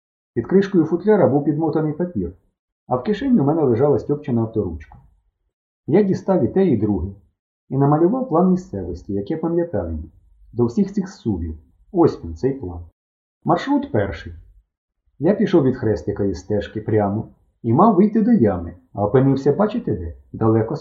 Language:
Ukrainian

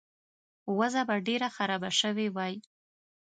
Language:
Pashto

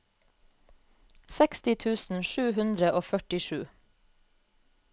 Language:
Norwegian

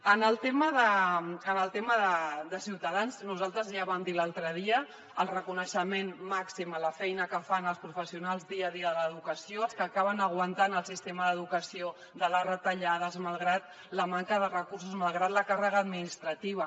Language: Catalan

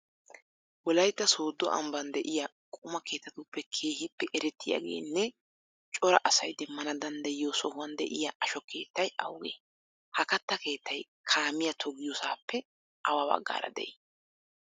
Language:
Wolaytta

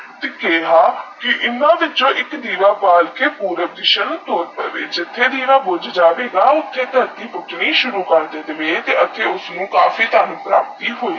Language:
Punjabi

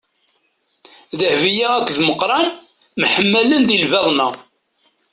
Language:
Kabyle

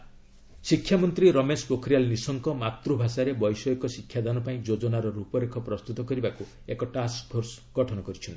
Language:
Odia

